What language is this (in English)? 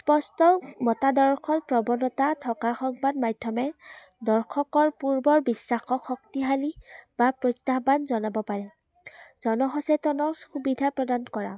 Assamese